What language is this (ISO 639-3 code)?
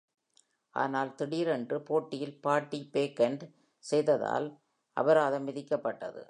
tam